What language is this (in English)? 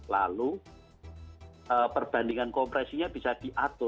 Indonesian